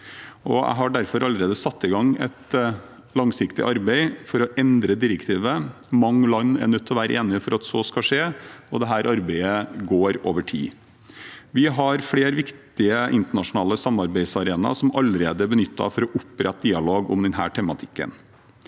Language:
Norwegian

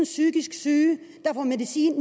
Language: Danish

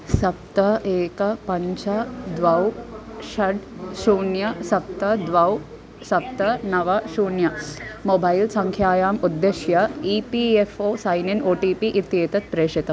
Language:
Sanskrit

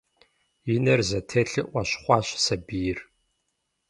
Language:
Kabardian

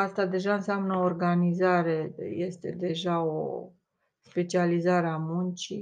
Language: Romanian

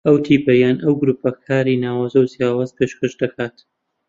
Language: Central Kurdish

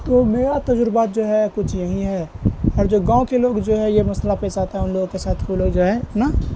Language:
Urdu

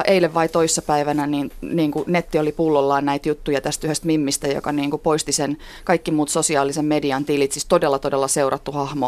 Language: Finnish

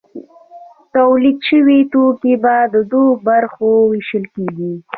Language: Pashto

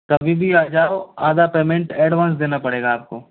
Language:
Hindi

